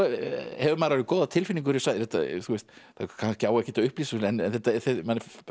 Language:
Icelandic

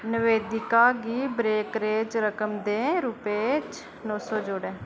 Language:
Dogri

